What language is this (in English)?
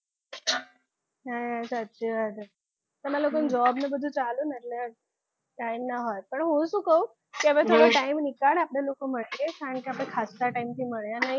Gujarati